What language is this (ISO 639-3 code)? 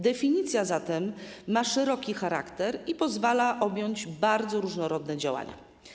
pol